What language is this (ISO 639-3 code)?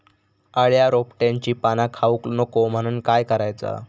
mar